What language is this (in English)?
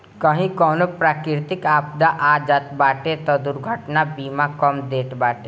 Bhojpuri